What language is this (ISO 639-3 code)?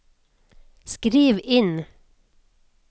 nor